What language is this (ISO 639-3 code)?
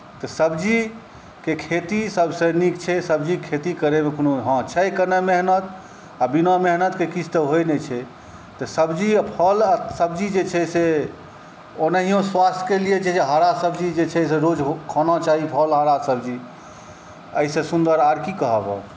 mai